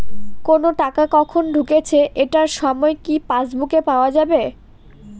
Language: Bangla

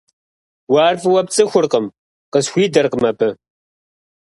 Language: Kabardian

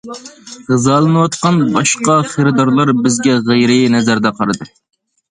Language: Uyghur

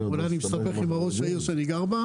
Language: Hebrew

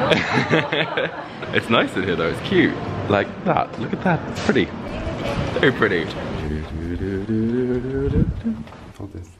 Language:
English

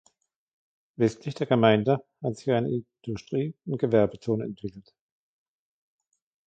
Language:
German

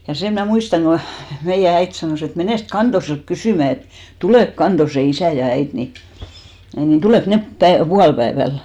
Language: Finnish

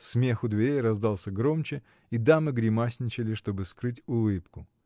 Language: Russian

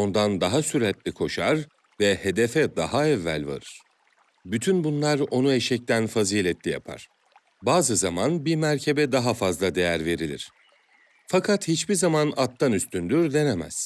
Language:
Turkish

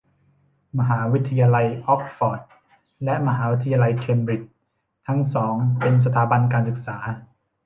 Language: Thai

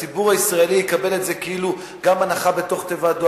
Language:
Hebrew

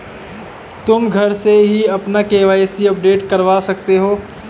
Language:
Hindi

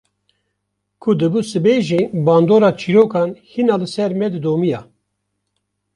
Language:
Kurdish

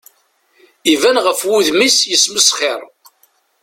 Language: Kabyle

